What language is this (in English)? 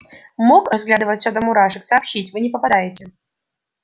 Russian